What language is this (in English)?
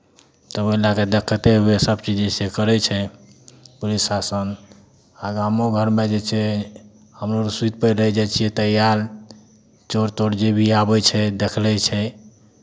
Maithili